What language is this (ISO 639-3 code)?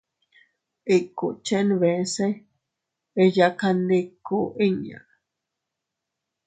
cut